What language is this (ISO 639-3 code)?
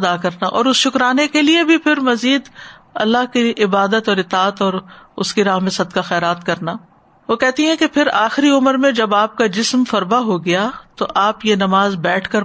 urd